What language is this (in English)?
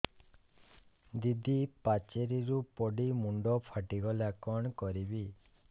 Odia